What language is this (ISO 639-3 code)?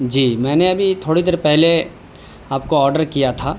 urd